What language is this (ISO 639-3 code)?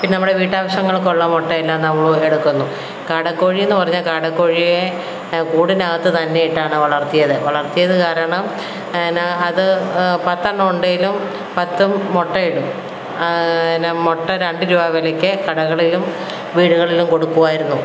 mal